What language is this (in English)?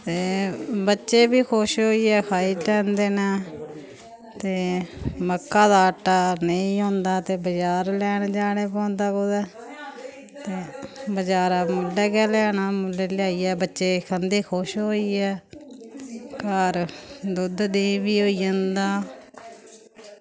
Dogri